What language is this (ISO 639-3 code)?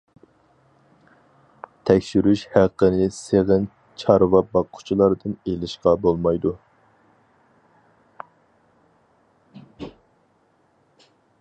uig